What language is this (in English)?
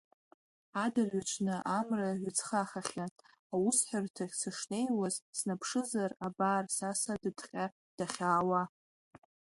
Abkhazian